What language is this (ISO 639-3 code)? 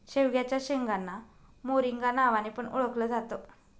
mar